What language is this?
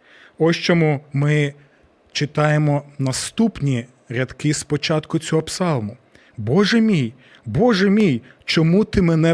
Ukrainian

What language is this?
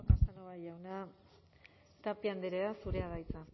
Basque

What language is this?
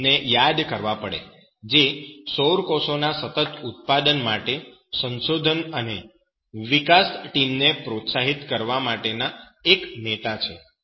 Gujarati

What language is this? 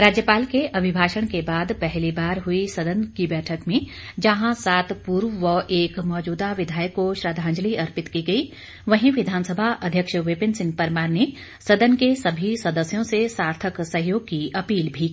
Hindi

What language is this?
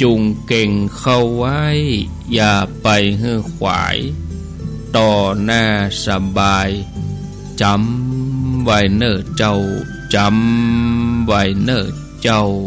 Thai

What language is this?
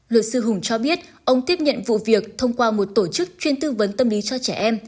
Vietnamese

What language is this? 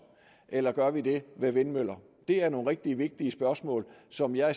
Danish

